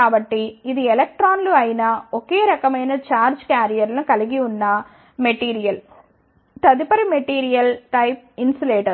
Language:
Telugu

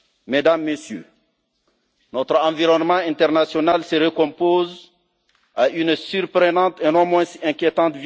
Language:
French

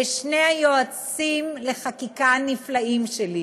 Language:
Hebrew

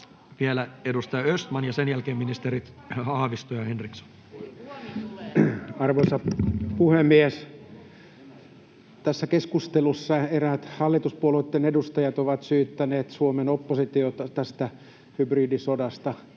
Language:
Finnish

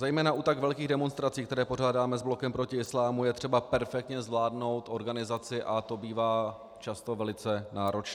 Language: Czech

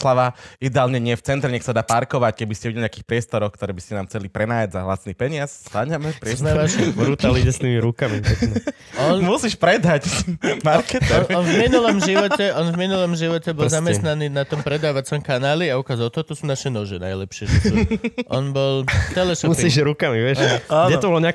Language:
Slovak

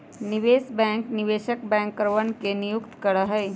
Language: Magahi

